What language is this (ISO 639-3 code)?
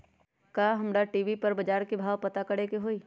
mag